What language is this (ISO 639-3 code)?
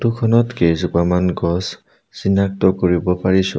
asm